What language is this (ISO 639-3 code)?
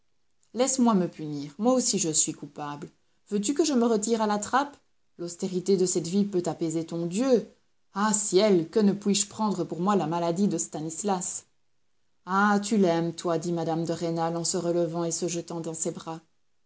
fra